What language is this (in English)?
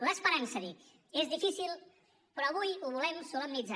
Catalan